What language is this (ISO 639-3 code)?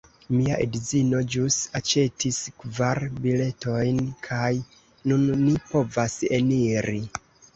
epo